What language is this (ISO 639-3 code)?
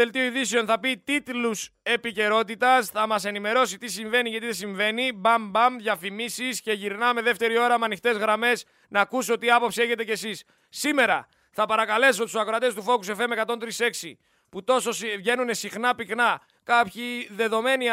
ell